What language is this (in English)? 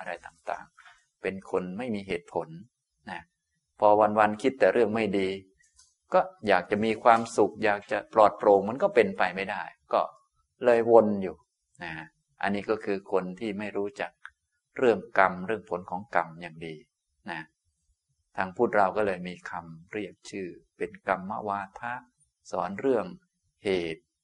Thai